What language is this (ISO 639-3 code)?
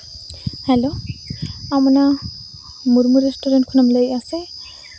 sat